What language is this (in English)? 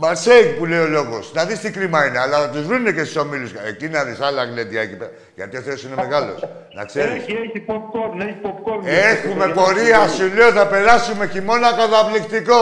Greek